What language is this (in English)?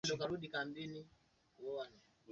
Swahili